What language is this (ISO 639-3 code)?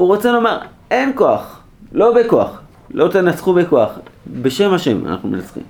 heb